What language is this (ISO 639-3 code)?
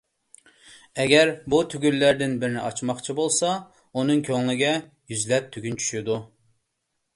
uig